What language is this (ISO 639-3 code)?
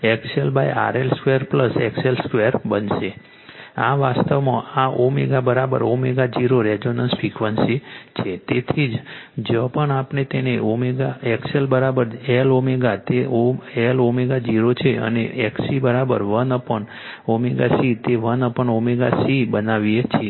guj